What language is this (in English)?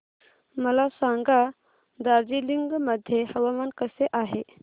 Marathi